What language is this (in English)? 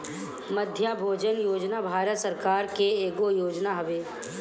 Bhojpuri